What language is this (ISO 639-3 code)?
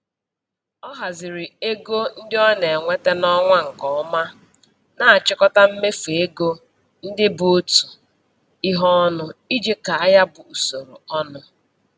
ibo